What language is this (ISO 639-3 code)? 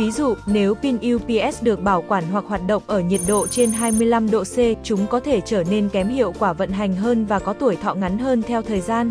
vie